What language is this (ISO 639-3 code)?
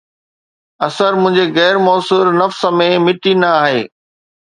snd